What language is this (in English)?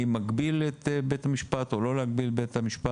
Hebrew